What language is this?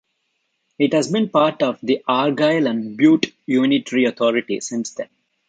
English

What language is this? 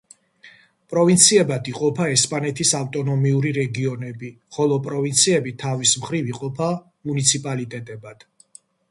Georgian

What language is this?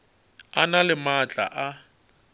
Northern Sotho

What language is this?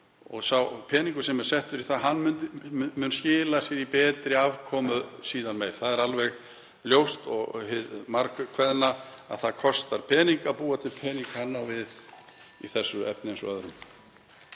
Icelandic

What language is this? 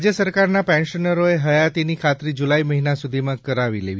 Gujarati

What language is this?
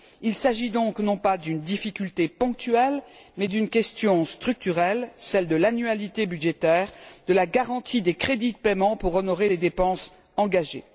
French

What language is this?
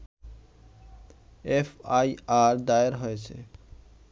Bangla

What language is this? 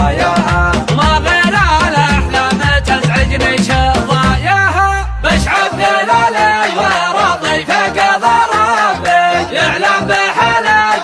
Arabic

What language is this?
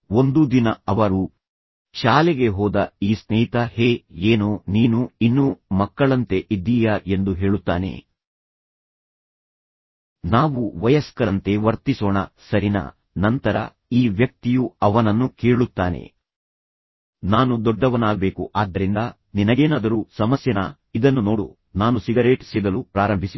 Kannada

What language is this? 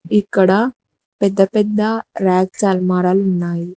Telugu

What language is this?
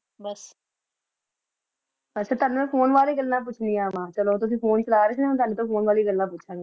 Punjabi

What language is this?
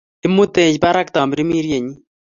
Kalenjin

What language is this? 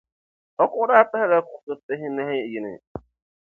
Dagbani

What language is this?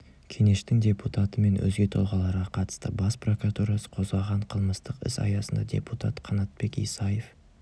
Kazakh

